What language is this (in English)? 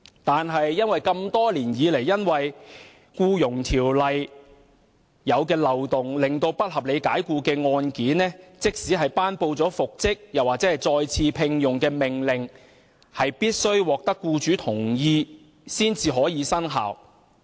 Cantonese